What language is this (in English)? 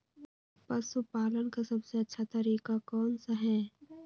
Magahi